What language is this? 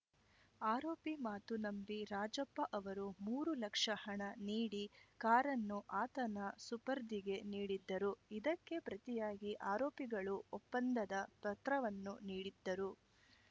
Kannada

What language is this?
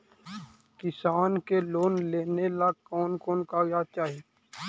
Magahi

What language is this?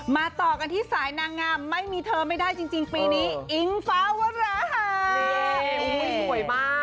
Thai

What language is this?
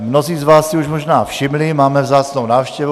Czech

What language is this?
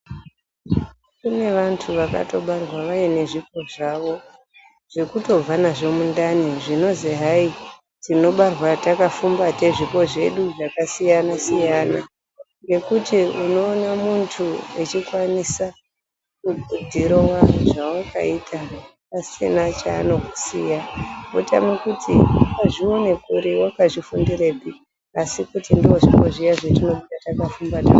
Ndau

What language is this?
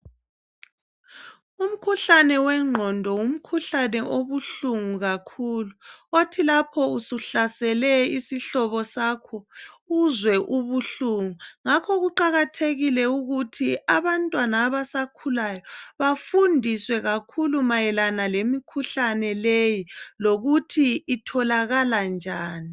North Ndebele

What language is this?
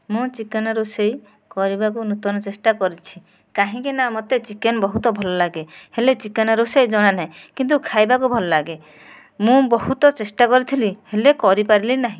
Odia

